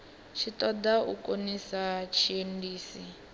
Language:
Venda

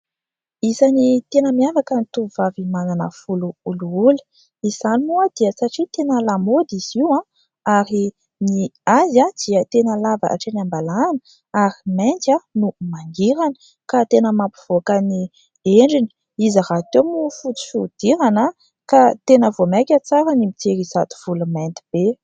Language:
Malagasy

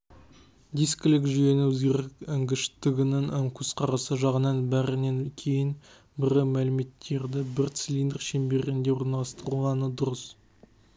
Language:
Kazakh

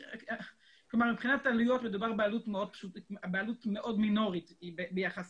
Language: Hebrew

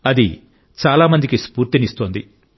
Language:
Telugu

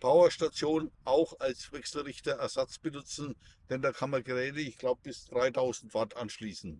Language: German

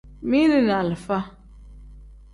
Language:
Tem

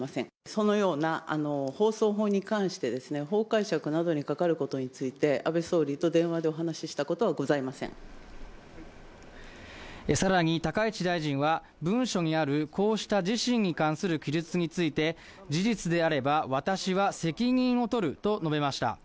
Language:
Japanese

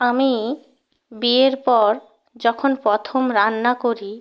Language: Bangla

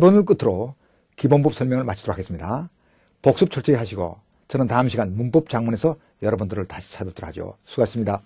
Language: Korean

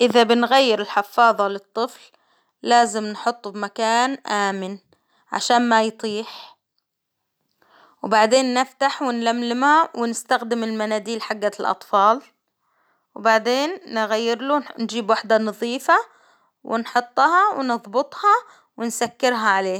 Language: Hijazi Arabic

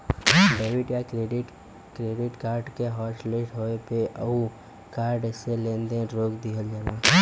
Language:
Bhojpuri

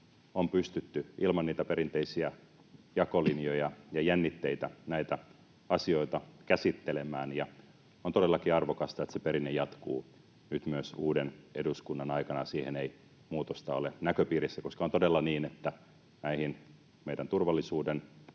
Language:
Finnish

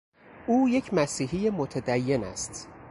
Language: Persian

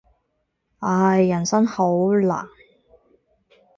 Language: Cantonese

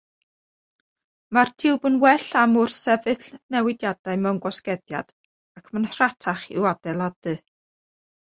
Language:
Welsh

